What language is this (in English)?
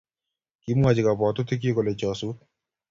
Kalenjin